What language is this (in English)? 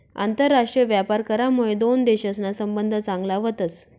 Marathi